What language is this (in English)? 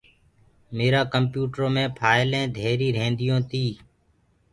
Gurgula